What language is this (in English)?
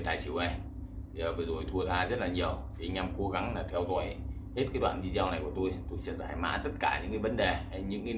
Vietnamese